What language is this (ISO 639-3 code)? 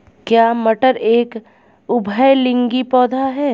hin